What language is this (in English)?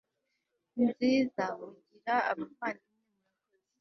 Kinyarwanda